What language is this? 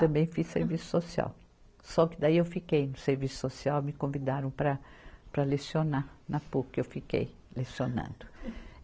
Portuguese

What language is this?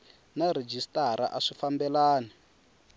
Tsonga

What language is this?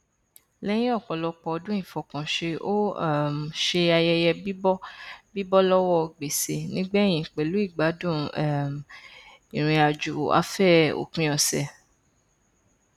Yoruba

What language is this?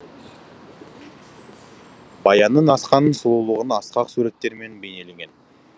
Kazakh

